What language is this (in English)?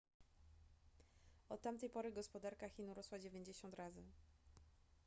Polish